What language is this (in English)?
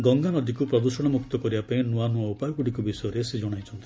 Odia